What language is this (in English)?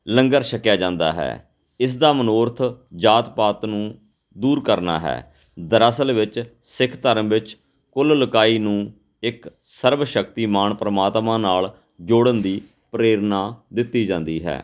Punjabi